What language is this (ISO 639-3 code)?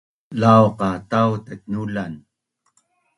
bnn